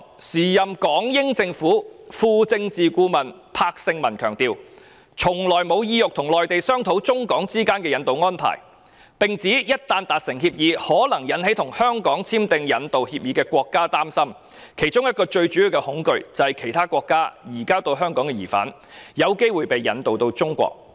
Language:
Cantonese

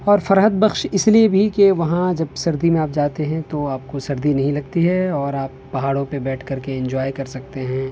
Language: Urdu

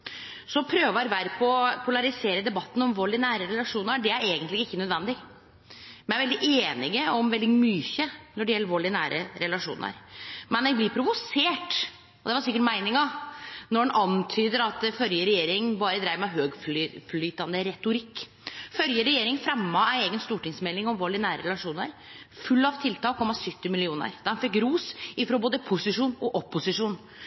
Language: Norwegian Nynorsk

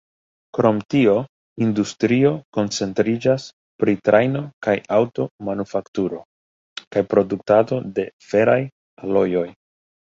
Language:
Esperanto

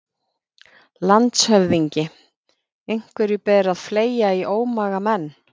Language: Icelandic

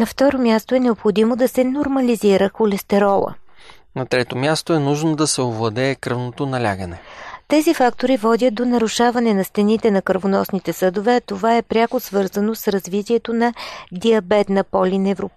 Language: Bulgarian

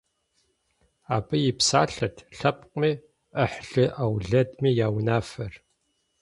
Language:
Kabardian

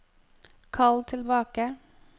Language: Norwegian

